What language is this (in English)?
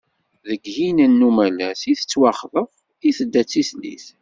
Kabyle